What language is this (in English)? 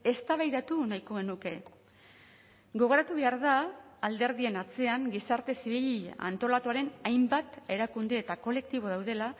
Basque